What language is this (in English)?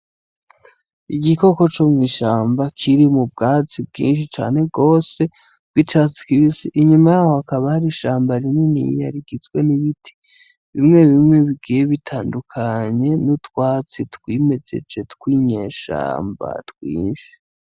Rundi